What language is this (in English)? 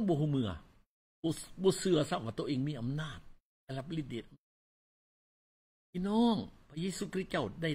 Thai